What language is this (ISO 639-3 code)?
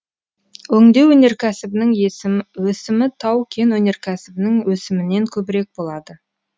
kaz